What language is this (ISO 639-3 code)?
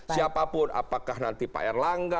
ind